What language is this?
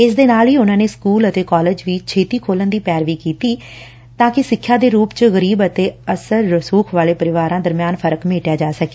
Punjabi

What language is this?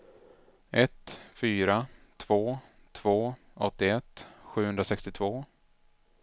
Swedish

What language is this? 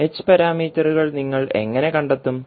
Malayalam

